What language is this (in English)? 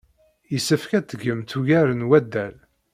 Kabyle